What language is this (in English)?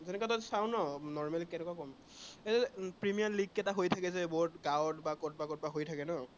Assamese